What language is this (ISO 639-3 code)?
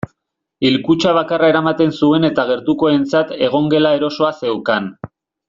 eus